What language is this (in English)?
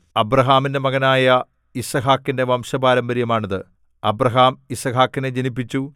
Malayalam